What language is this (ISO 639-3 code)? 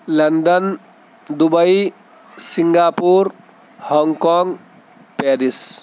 urd